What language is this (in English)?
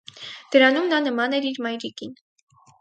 Armenian